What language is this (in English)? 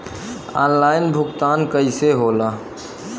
Bhojpuri